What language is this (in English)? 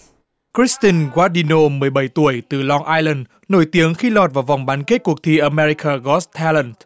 Vietnamese